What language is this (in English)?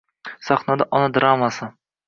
Uzbek